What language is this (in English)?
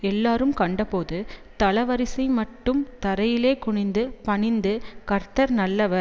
Tamil